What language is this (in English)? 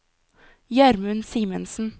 Norwegian